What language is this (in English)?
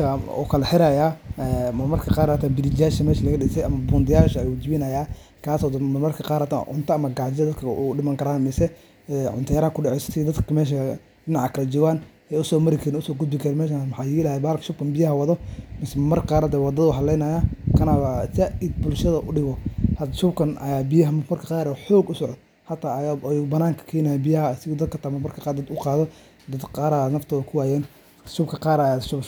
Somali